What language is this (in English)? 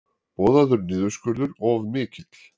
Icelandic